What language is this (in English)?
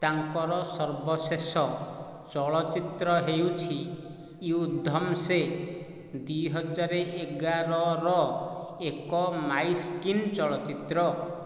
Odia